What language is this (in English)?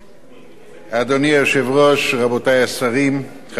Hebrew